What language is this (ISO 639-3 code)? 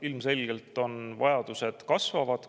est